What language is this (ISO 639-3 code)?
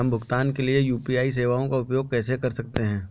hin